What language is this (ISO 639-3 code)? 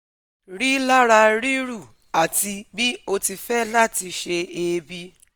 yor